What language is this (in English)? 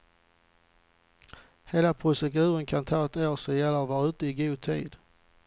Swedish